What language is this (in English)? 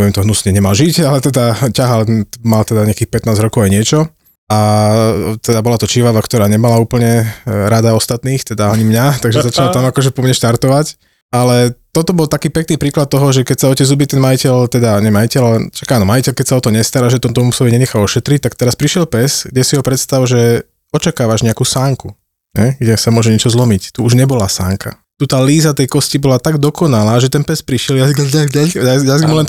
Slovak